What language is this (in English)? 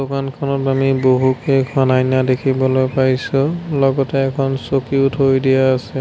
Assamese